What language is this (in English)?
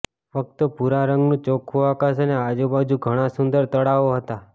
Gujarati